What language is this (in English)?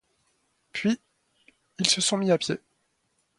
French